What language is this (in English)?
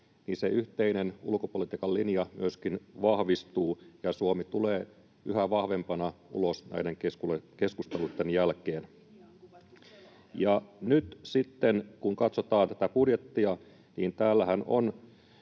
Finnish